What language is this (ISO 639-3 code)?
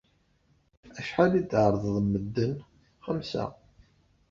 kab